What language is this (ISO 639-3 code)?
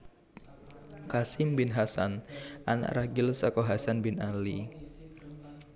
jav